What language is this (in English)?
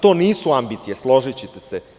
Serbian